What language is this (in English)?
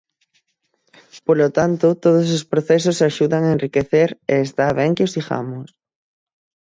Galician